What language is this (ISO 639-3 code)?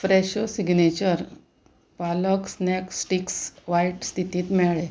kok